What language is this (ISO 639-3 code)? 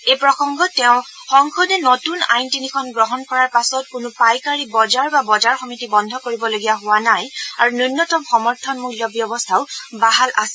asm